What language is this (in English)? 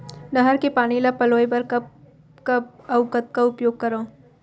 Chhattisgarhi